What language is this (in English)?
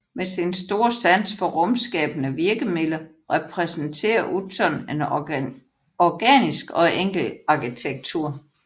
Danish